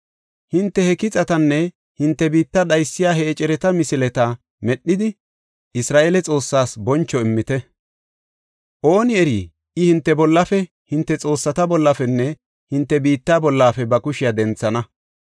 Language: Gofa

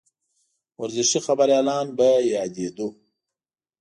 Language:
Pashto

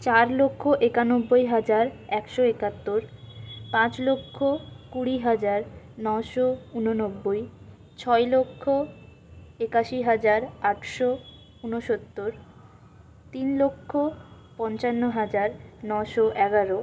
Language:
Bangla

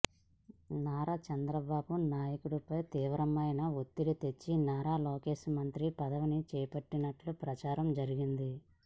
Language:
Telugu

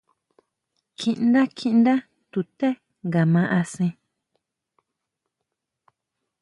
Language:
Huautla Mazatec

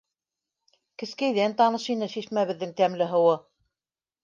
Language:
Bashkir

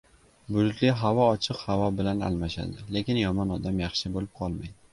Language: Uzbek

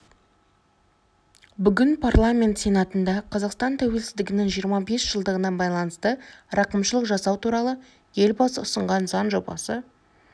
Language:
Kazakh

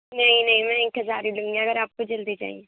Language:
Urdu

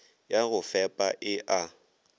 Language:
Northern Sotho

